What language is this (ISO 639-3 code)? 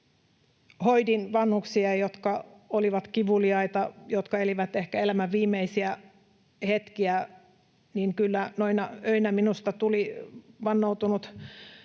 fin